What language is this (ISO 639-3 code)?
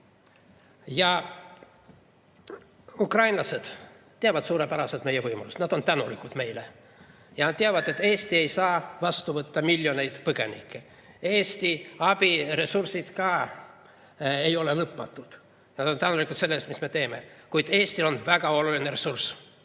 est